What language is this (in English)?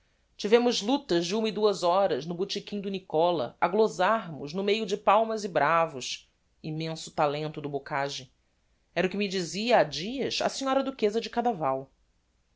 Portuguese